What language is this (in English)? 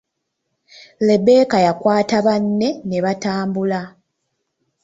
Ganda